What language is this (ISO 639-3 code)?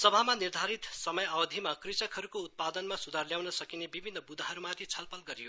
nep